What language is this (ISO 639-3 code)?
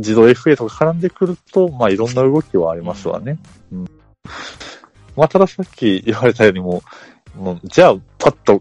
jpn